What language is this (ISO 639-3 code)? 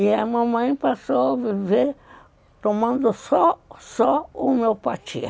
por